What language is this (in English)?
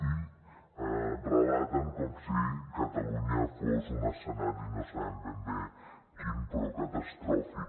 Catalan